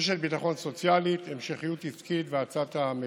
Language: Hebrew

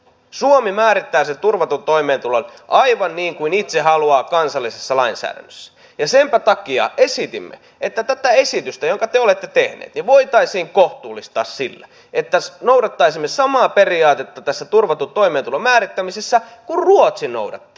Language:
Finnish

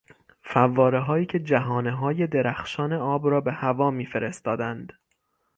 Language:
Persian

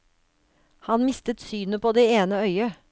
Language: Norwegian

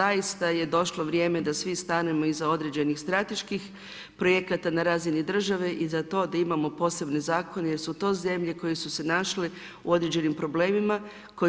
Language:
Croatian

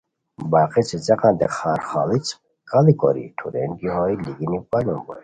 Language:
Khowar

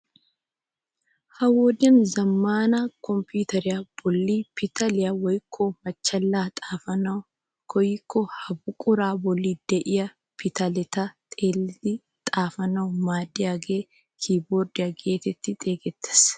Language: Wolaytta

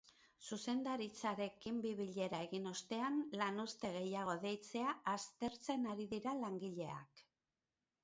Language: Basque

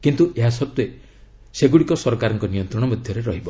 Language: Odia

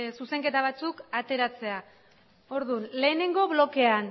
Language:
Basque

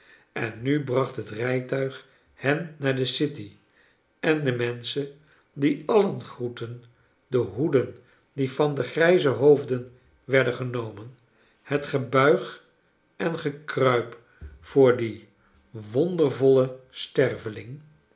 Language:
Dutch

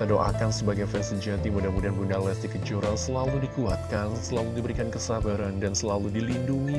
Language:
Indonesian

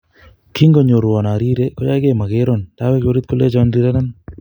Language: Kalenjin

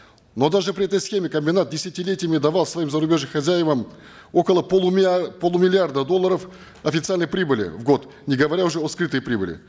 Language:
Kazakh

